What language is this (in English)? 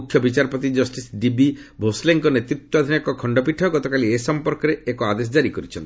Odia